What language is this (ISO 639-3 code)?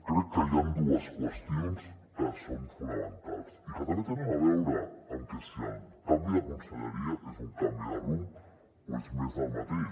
cat